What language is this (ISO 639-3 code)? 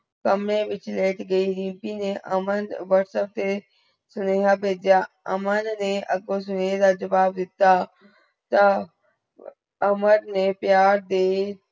pan